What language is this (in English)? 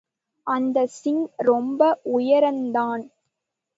Tamil